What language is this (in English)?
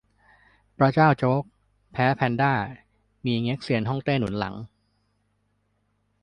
Thai